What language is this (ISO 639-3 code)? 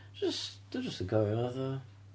cym